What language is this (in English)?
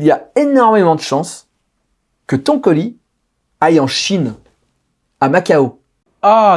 French